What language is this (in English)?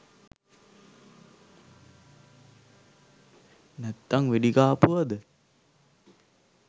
Sinhala